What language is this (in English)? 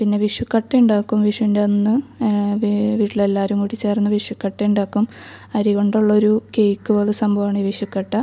Malayalam